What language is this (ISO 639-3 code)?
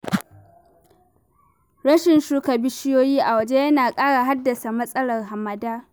hau